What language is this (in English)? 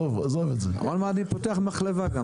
Hebrew